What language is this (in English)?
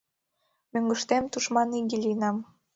Mari